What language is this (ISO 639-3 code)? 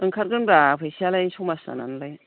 brx